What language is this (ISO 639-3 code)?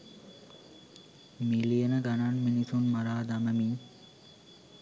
sin